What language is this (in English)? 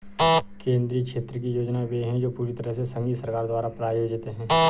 Hindi